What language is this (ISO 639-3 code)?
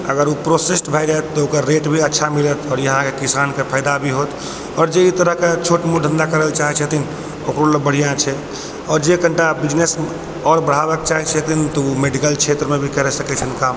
mai